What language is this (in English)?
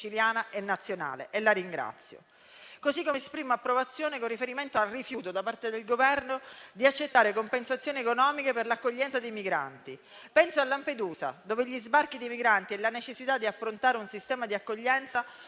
Italian